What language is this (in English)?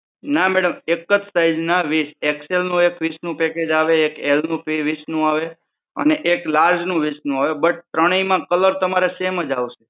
Gujarati